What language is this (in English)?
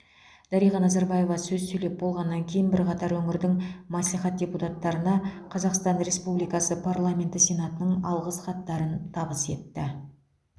Kazakh